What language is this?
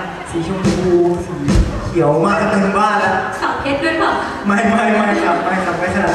Thai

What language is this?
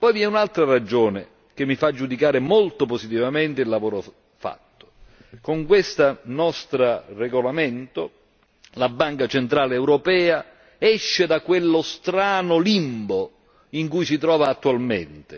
Italian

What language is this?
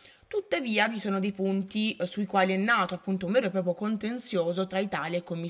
Italian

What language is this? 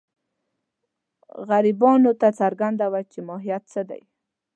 Pashto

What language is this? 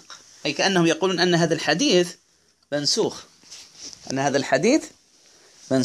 Arabic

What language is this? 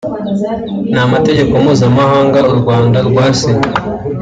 Kinyarwanda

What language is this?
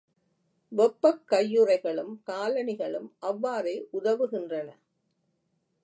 Tamil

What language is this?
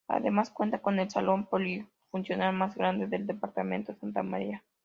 Spanish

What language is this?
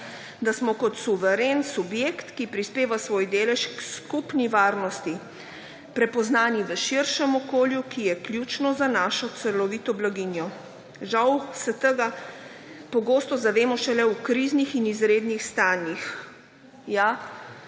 Slovenian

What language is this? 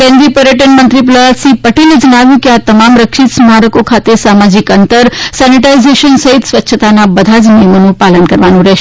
Gujarati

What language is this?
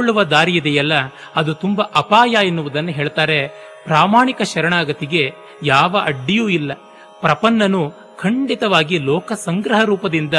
Kannada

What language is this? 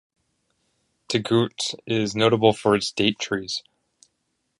English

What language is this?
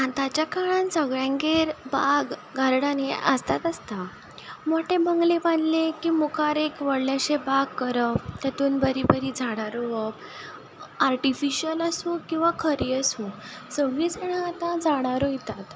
Konkani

